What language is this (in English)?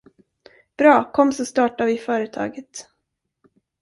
Swedish